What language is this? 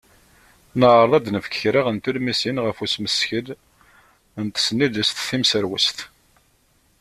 Kabyle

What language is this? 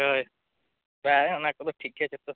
Santali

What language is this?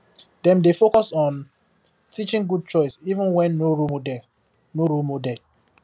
Nigerian Pidgin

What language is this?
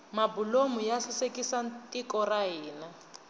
Tsonga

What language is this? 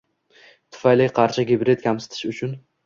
Uzbek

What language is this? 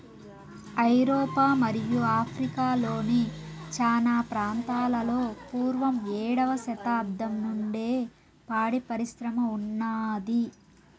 Telugu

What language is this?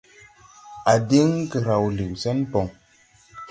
Tupuri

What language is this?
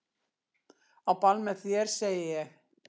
Icelandic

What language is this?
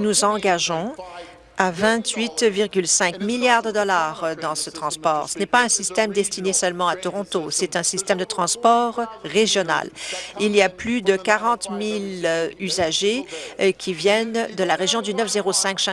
French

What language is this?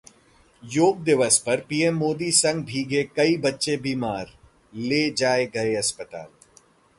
Hindi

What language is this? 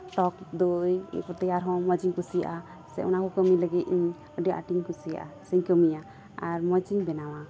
Santali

